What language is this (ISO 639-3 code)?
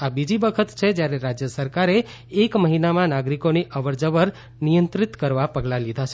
guj